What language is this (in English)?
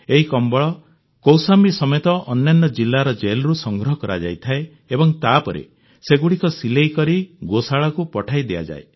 Odia